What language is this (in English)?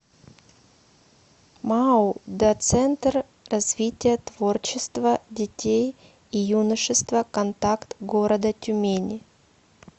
Russian